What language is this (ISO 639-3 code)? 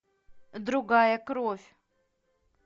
rus